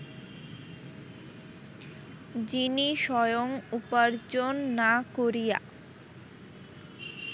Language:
Bangla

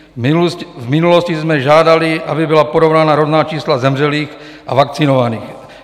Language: Czech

